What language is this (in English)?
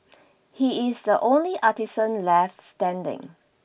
English